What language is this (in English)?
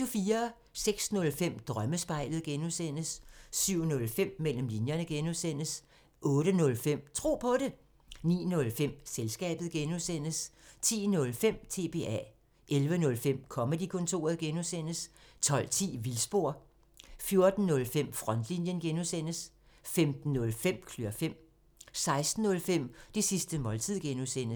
Danish